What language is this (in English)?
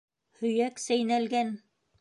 Bashkir